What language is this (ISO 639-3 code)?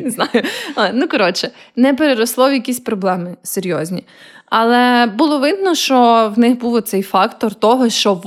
ukr